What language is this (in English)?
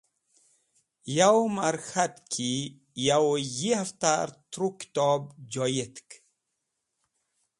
Wakhi